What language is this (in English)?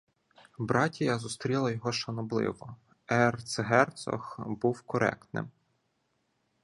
Ukrainian